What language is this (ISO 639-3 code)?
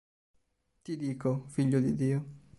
ita